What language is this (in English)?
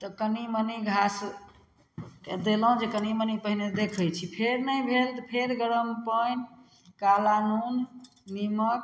Maithili